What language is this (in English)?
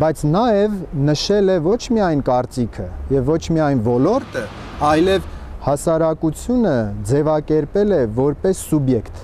Romanian